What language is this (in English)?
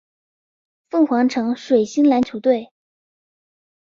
Chinese